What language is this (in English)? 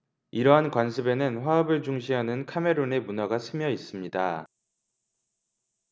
Korean